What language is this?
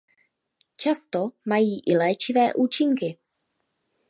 Czech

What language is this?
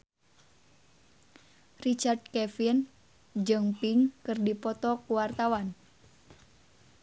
Sundanese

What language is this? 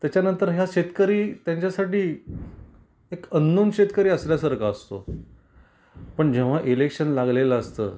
Marathi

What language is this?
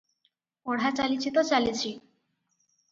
Odia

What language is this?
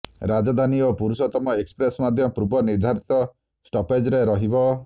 Odia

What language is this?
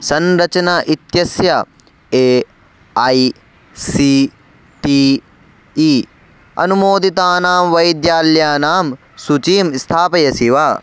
Sanskrit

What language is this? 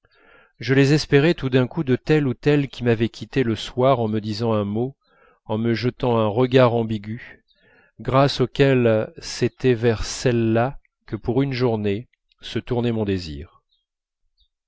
French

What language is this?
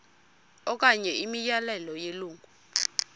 Xhosa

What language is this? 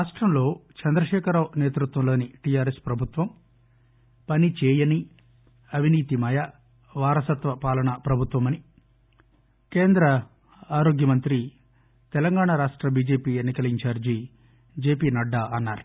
Telugu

